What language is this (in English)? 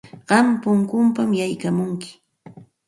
Santa Ana de Tusi Pasco Quechua